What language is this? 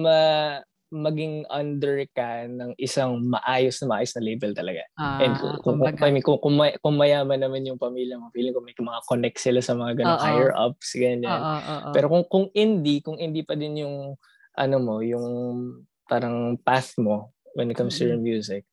Filipino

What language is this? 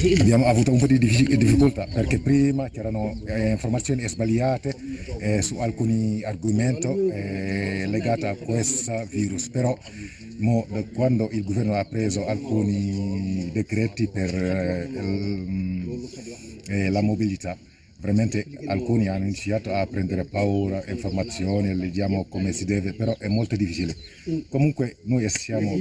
Italian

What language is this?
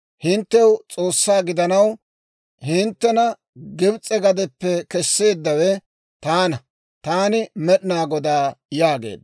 Dawro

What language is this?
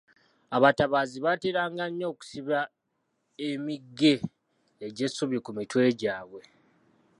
Ganda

